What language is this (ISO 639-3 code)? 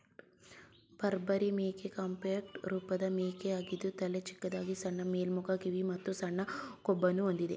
kan